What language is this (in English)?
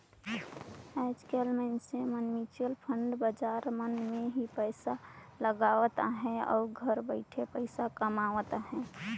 Chhattisgarhi